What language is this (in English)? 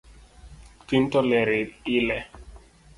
Luo (Kenya and Tanzania)